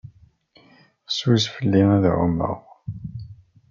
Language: Kabyle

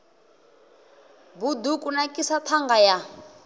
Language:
Venda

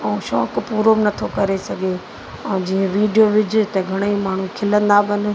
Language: Sindhi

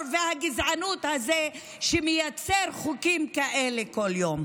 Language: Hebrew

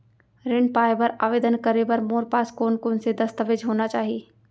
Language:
Chhattisgarhi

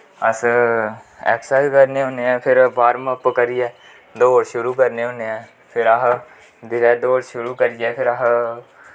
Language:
Dogri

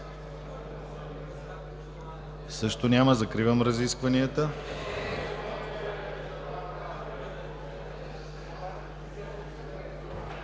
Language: Bulgarian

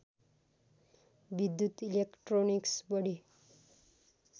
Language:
Nepali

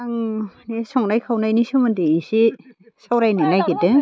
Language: Bodo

